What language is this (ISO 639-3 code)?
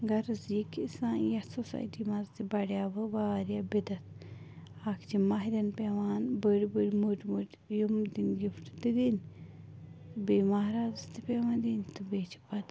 kas